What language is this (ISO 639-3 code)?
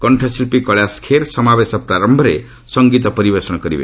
ori